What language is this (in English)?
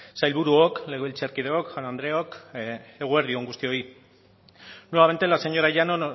Basque